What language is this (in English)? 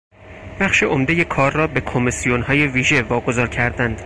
Persian